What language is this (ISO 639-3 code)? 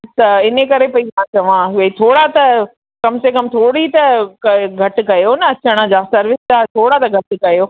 snd